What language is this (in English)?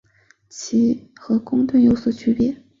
Chinese